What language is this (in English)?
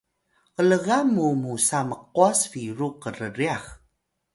Atayal